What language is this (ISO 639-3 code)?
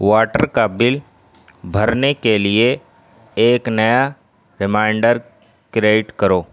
urd